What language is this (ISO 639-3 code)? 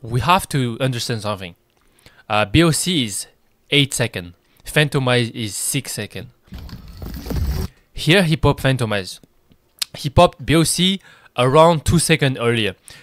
eng